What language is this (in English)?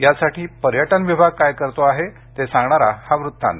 Marathi